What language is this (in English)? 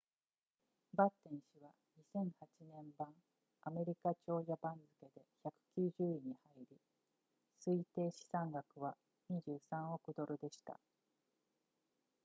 Japanese